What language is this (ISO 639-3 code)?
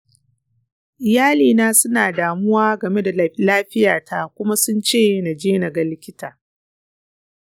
hau